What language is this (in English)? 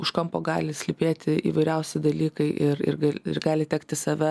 Lithuanian